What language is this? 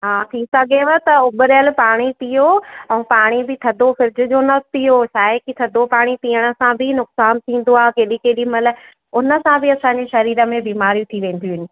Sindhi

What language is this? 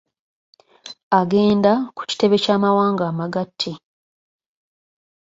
Ganda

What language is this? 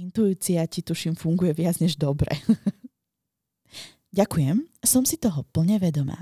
Slovak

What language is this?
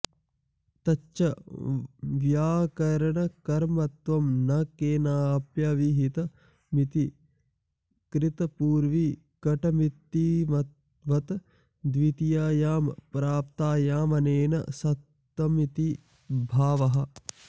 Sanskrit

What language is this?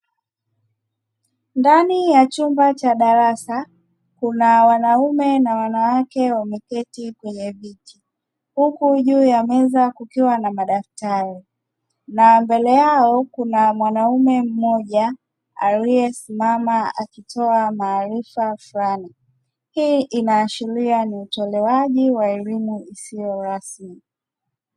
Swahili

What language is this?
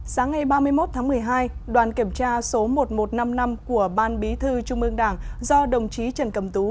Vietnamese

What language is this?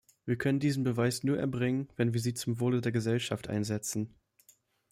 German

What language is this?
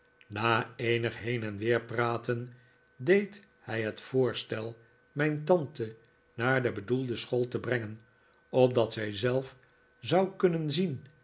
Dutch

